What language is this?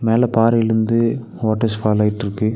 Tamil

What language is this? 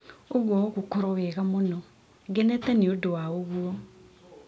Kikuyu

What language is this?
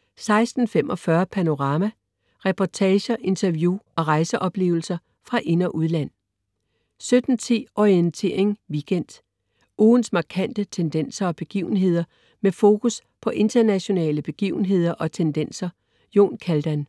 Danish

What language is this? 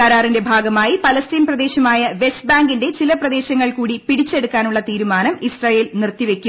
Malayalam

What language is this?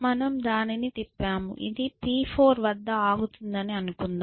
Telugu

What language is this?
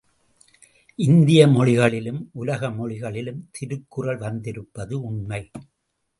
Tamil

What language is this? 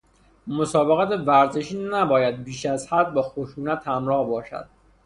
Persian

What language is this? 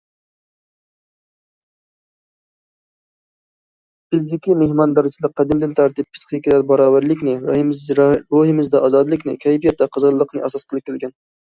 Uyghur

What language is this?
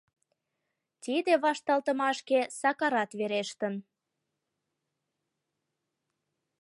Mari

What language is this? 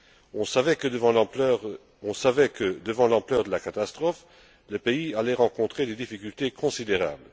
French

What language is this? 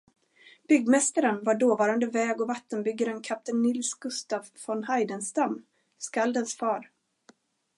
Swedish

